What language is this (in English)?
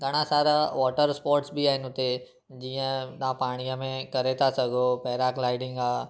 Sindhi